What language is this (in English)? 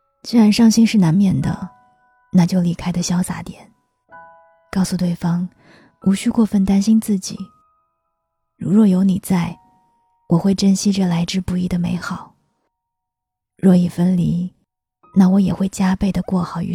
Chinese